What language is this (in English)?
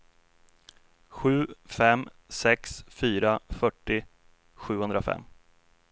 Swedish